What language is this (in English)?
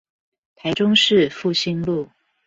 Chinese